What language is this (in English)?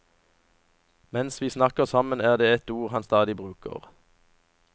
Norwegian